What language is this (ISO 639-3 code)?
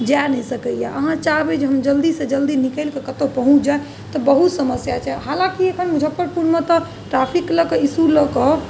mai